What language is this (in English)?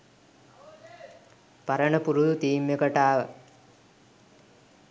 Sinhala